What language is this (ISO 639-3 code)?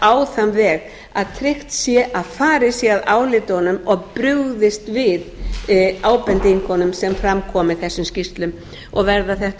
isl